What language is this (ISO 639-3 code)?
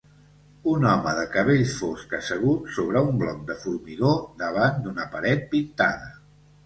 cat